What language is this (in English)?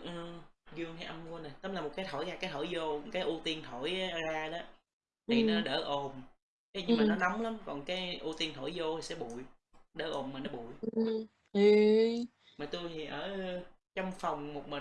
Vietnamese